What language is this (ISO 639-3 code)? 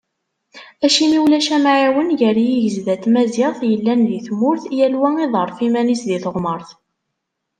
kab